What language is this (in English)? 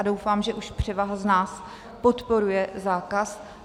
Czech